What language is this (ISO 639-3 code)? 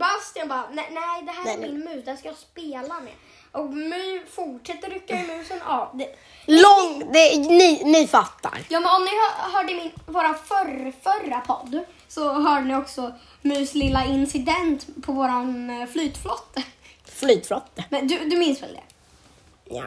swe